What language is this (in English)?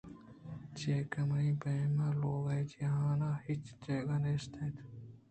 Eastern Balochi